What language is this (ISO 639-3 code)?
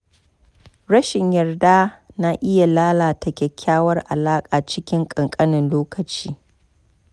hau